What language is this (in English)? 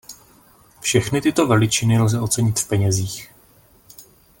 Czech